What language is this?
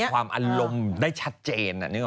Thai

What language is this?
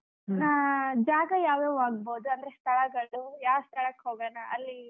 Kannada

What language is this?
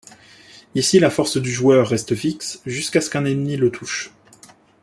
French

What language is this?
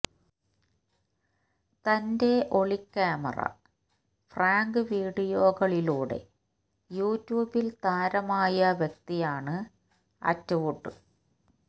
Malayalam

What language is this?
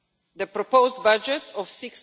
English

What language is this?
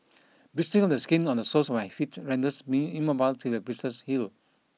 English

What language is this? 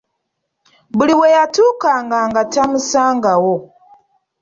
Ganda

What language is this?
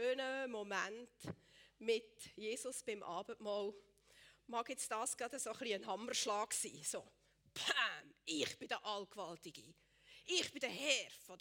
German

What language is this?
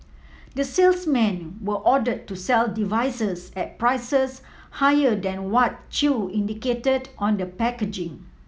English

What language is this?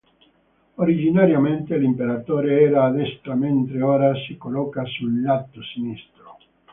Italian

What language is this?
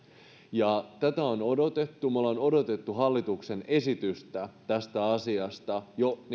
Finnish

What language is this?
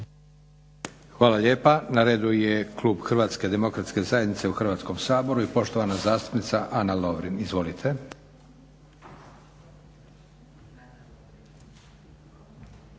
Croatian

